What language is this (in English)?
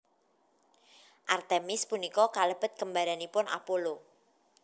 Javanese